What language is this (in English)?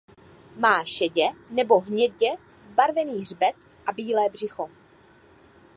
Czech